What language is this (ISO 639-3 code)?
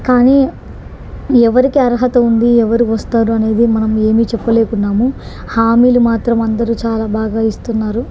tel